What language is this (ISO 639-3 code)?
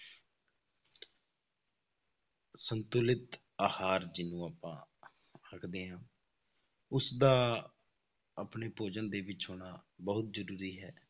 pan